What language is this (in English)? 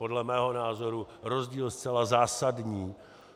Czech